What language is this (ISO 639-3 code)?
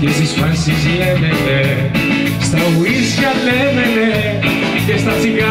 ell